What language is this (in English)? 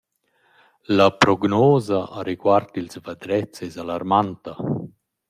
Romansh